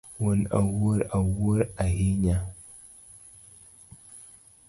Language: Luo (Kenya and Tanzania)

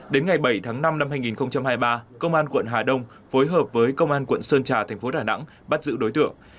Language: Vietnamese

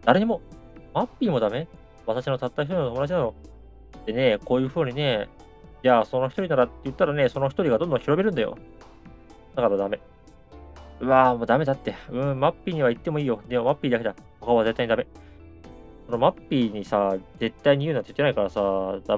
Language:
Japanese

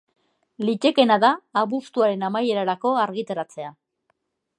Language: Basque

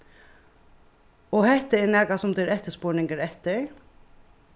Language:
Faroese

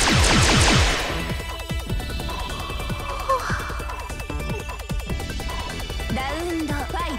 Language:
Japanese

